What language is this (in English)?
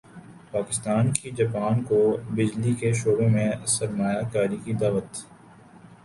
Urdu